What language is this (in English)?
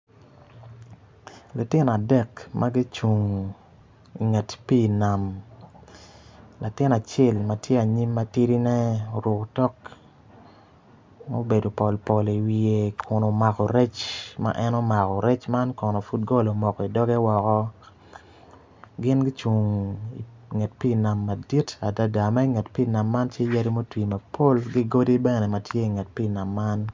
Acoli